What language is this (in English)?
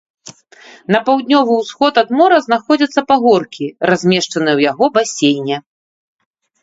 Belarusian